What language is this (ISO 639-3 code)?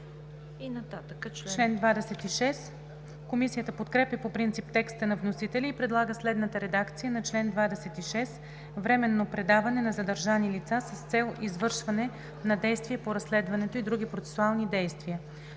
bul